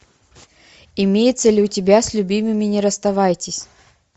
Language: Russian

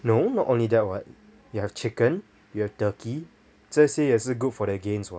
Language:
English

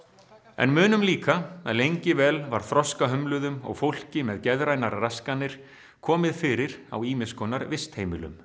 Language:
Icelandic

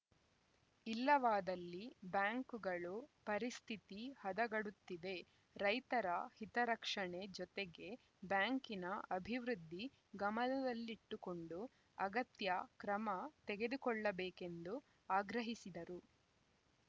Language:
Kannada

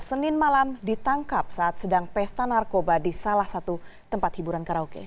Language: Indonesian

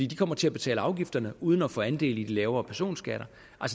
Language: Danish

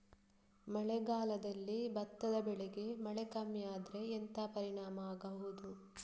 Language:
Kannada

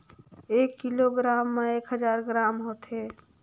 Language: Chhattisgarhi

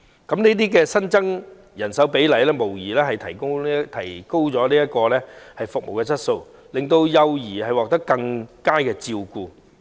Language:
Cantonese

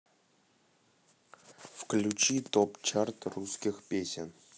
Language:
Russian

